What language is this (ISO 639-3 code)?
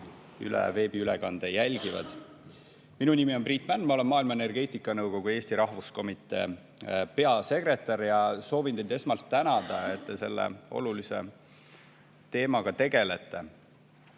est